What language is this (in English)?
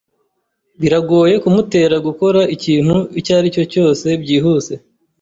Kinyarwanda